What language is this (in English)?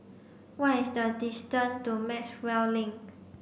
English